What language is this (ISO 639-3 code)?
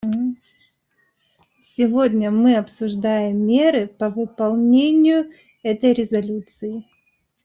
rus